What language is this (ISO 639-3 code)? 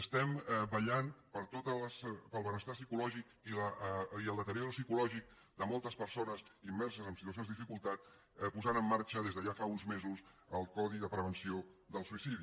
cat